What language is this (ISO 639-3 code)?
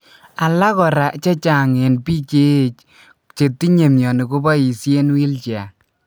kln